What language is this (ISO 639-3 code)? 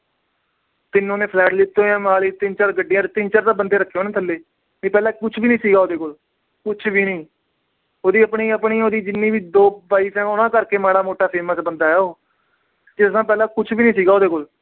pan